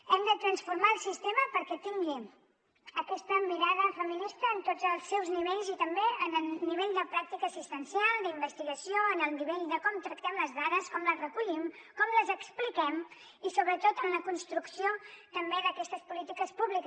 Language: Catalan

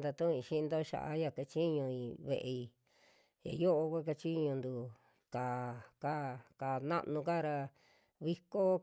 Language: Western Juxtlahuaca Mixtec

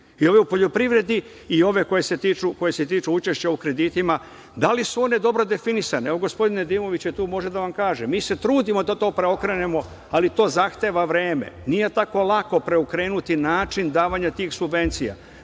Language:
Serbian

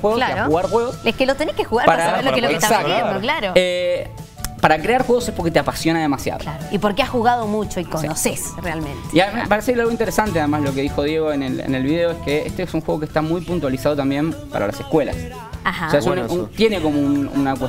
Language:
Spanish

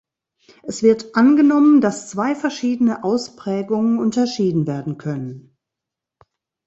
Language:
German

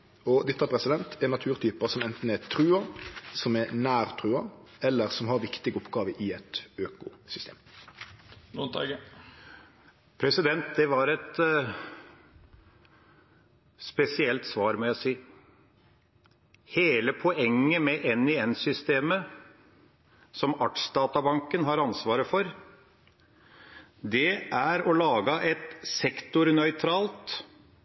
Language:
Norwegian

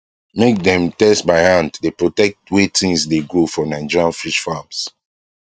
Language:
Nigerian Pidgin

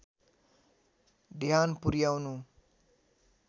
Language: Nepali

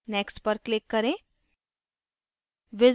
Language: Hindi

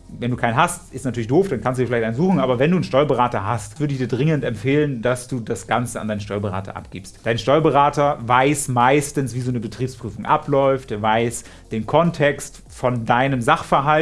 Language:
German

